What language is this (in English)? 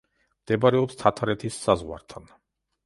Georgian